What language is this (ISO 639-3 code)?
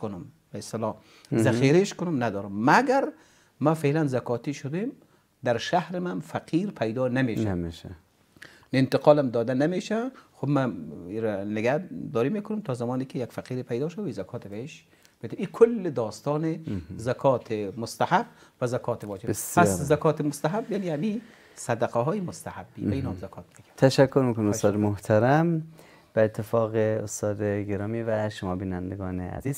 fas